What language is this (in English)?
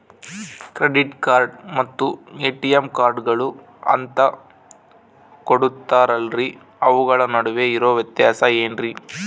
Kannada